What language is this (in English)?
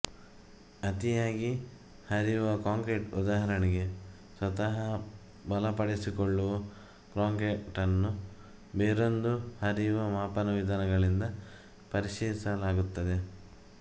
Kannada